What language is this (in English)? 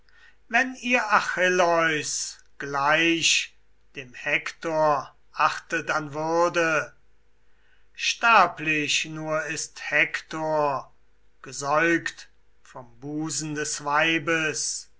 German